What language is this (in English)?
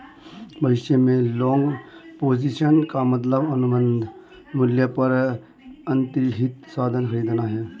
Hindi